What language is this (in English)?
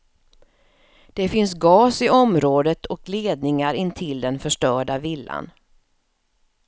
Swedish